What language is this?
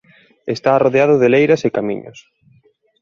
Galician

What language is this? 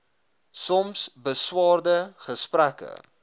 Afrikaans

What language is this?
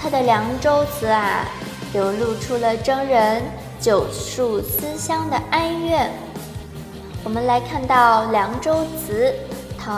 Chinese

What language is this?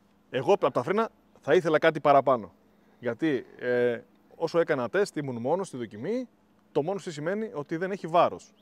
Greek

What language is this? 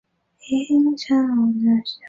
Chinese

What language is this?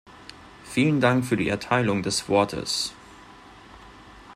German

